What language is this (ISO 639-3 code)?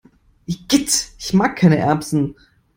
deu